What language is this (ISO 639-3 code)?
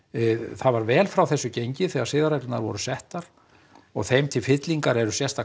isl